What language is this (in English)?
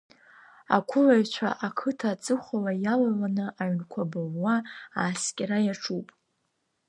Abkhazian